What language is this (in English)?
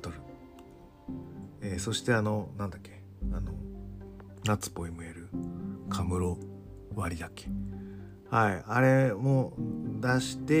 Japanese